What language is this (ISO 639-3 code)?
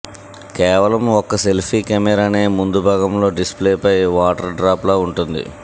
tel